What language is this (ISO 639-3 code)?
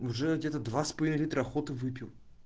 rus